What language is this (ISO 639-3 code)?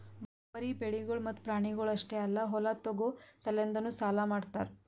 kan